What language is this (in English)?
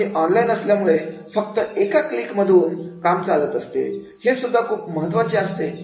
Marathi